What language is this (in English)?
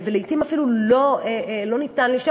Hebrew